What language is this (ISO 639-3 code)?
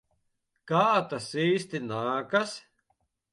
lav